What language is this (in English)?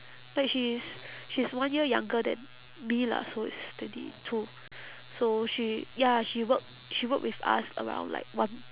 English